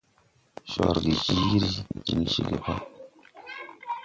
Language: Tupuri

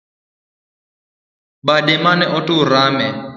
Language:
Luo (Kenya and Tanzania)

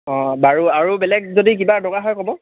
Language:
Assamese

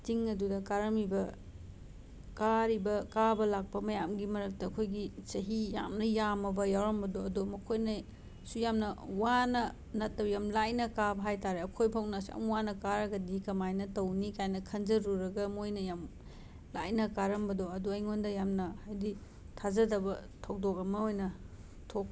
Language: Manipuri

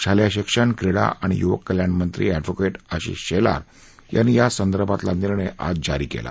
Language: Marathi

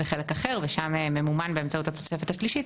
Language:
Hebrew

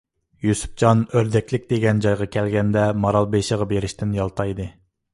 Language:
Uyghur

